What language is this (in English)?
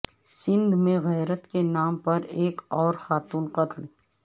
Urdu